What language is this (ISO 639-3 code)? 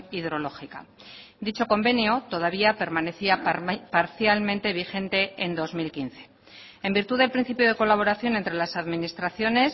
spa